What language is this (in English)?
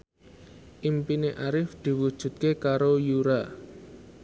Javanese